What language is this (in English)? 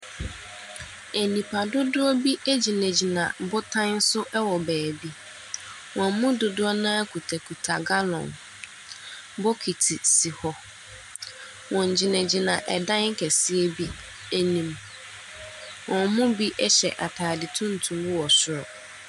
Akan